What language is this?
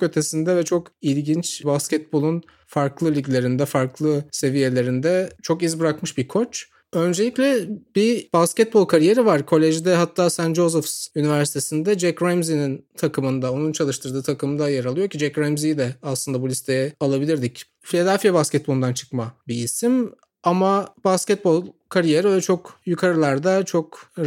Turkish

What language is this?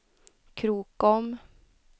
Swedish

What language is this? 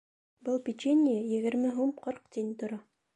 Bashkir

